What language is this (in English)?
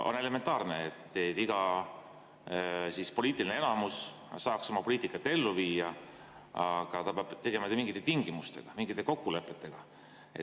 Estonian